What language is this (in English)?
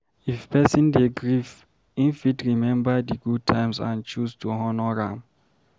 Nigerian Pidgin